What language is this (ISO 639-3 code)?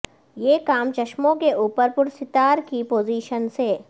urd